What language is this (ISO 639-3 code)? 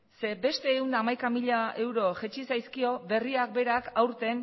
eus